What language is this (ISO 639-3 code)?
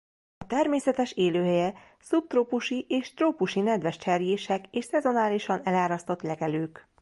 hun